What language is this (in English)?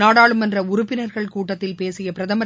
Tamil